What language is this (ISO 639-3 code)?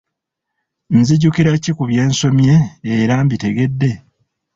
lug